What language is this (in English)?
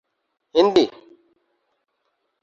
Urdu